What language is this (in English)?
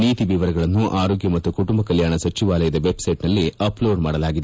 Kannada